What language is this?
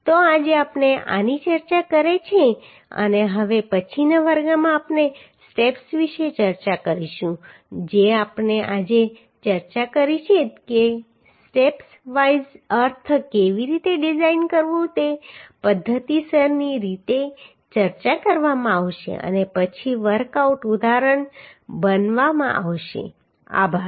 Gujarati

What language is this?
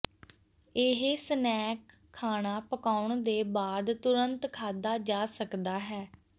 Punjabi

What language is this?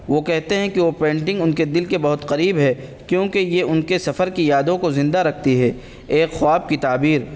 Urdu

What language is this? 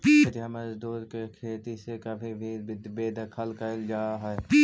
Magahi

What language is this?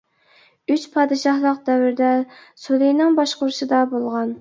Uyghur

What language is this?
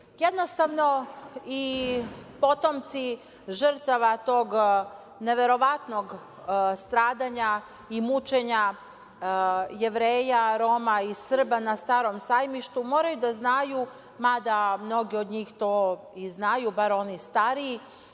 Serbian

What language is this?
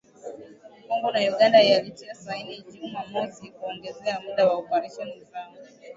Swahili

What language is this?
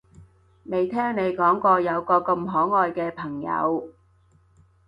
Cantonese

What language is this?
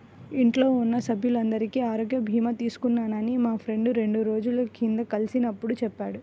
Telugu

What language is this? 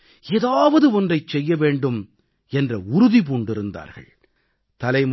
Tamil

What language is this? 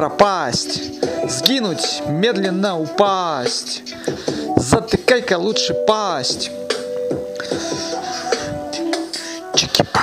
Russian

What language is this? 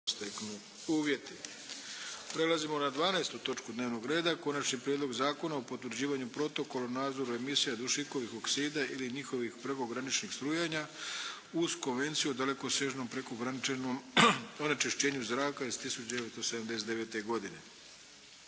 Croatian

